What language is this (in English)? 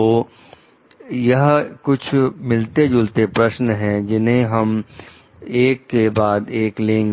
Hindi